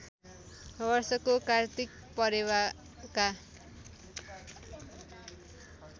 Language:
Nepali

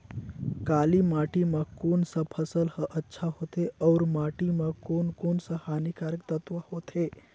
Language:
Chhattisgarhi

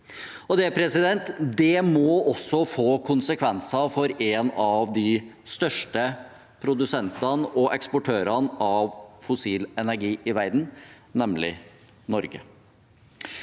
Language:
Norwegian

